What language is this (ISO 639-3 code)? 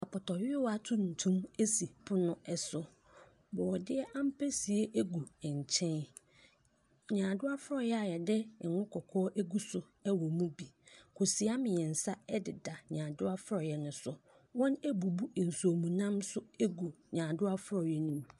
aka